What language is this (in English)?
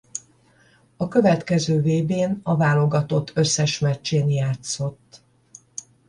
Hungarian